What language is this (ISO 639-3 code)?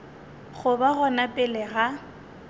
nso